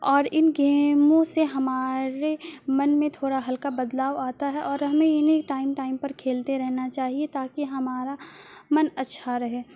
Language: Urdu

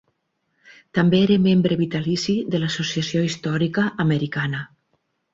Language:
Catalan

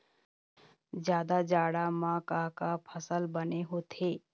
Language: Chhattisgarhi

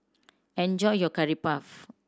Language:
English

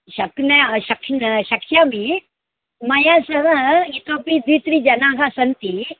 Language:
Sanskrit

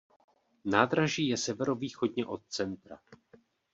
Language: Czech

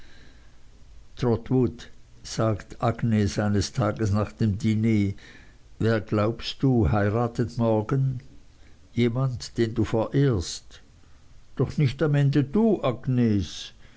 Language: German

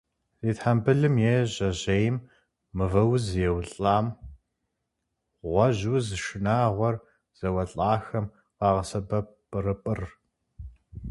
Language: Kabardian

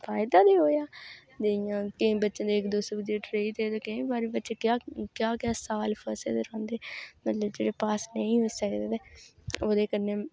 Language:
Dogri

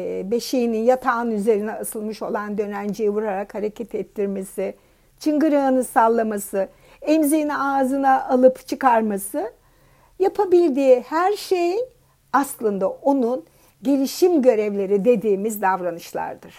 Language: Turkish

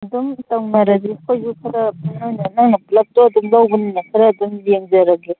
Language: Manipuri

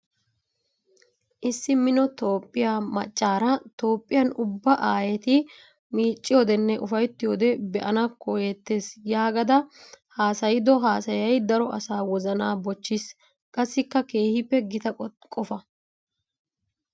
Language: Wolaytta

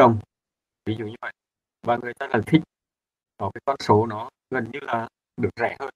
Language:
Vietnamese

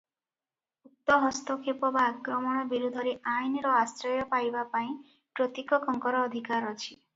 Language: Odia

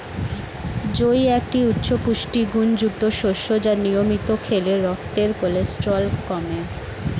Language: Bangla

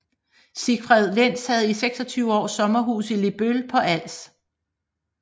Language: Danish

